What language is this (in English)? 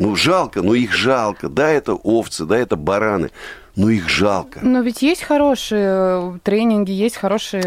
Russian